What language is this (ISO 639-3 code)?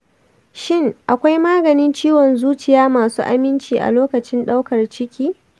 hau